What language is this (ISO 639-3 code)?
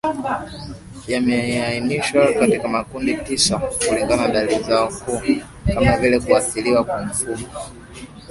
swa